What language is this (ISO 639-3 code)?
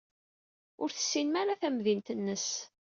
kab